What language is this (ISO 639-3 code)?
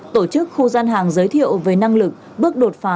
vie